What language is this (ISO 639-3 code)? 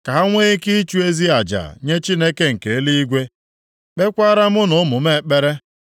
ibo